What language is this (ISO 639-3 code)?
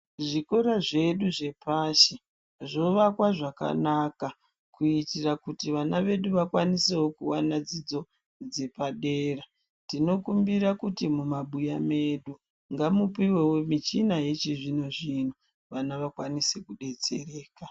ndc